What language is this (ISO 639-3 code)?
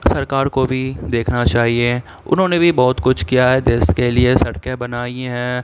urd